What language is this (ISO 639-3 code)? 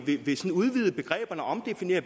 dan